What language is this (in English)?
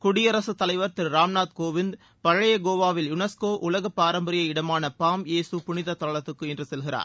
Tamil